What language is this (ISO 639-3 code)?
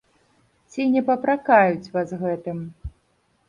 bel